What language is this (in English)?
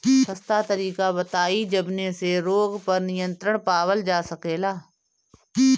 Bhojpuri